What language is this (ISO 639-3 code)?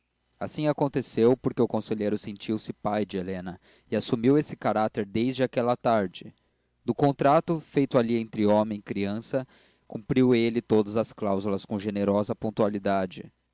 por